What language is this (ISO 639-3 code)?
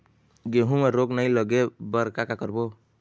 hne